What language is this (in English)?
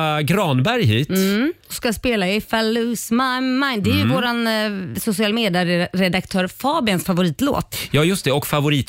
Swedish